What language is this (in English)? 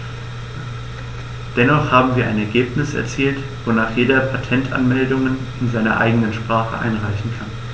German